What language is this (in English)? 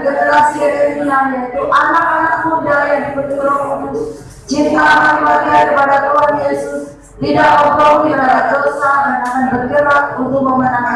Indonesian